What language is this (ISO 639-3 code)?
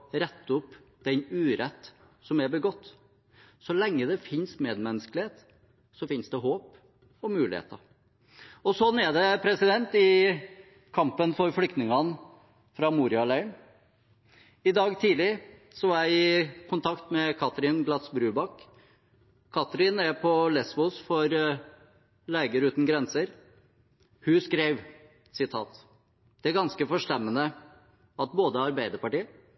nob